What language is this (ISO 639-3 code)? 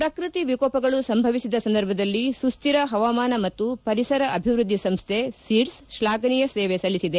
kan